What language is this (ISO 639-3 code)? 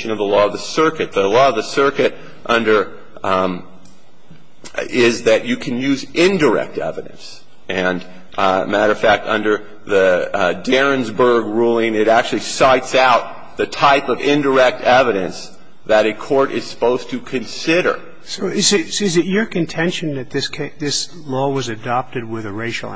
eng